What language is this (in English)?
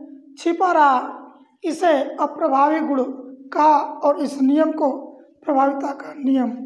Hindi